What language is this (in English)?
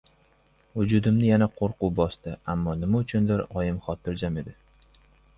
Uzbek